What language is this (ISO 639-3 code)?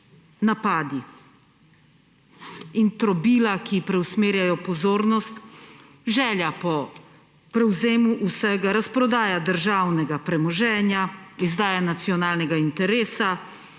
slv